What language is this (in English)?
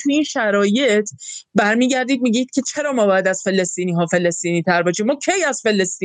Persian